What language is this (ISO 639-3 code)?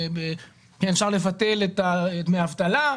heb